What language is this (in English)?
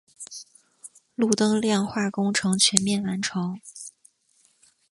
Chinese